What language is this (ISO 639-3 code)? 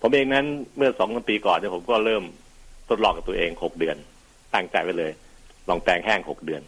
tha